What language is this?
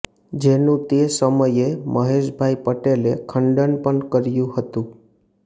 Gujarati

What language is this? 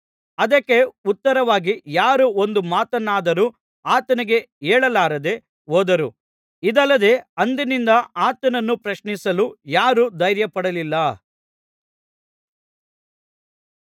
Kannada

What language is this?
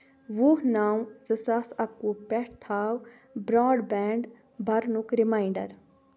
Kashmiri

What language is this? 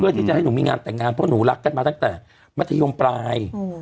Thai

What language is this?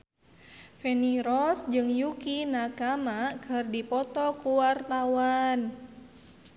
Sundanese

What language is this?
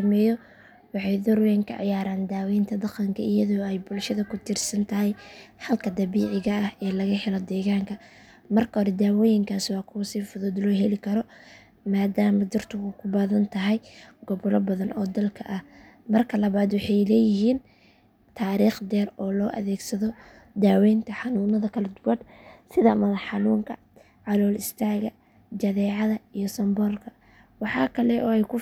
Somali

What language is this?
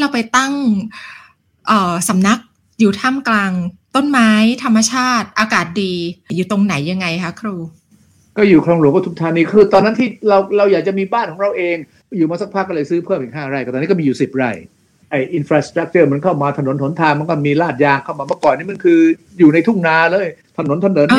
Thai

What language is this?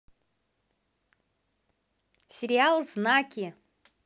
Russian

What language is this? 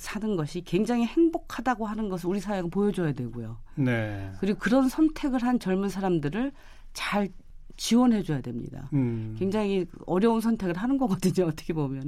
Korean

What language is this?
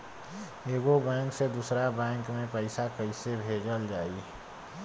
Bhojpuri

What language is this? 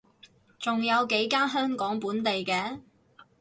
Cantonese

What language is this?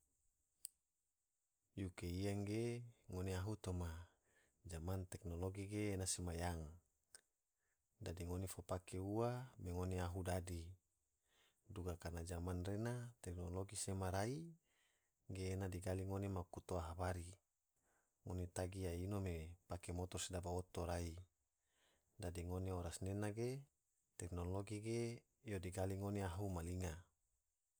Tidore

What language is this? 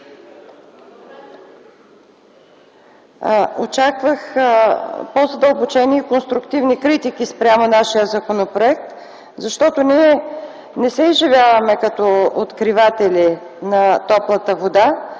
Bulgarian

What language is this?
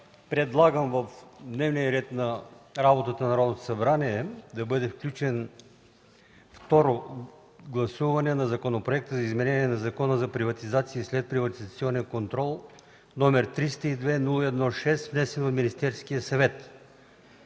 Bulgarian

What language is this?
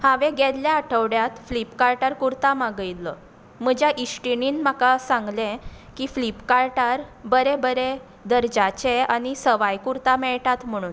Konkani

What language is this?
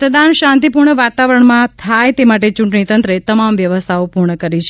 Gujarati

